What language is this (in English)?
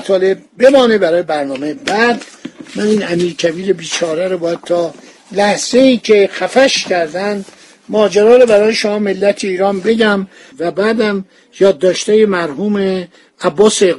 Persian